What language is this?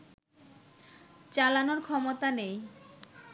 Bangla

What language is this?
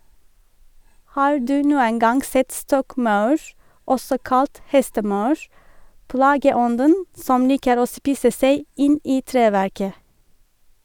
Norwegian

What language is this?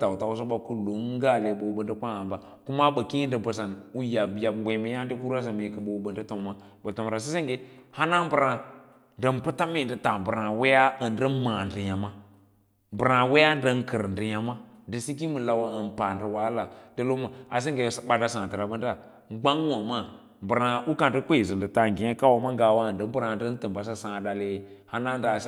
Lala-Roba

